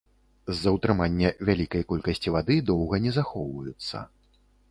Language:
Belarusian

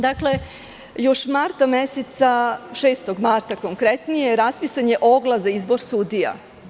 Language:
Serbian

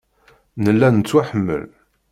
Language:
Kabyle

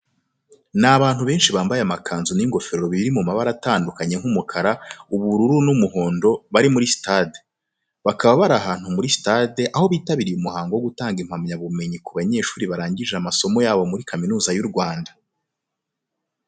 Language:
Kinyarwanda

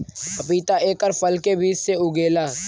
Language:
Bhojpuri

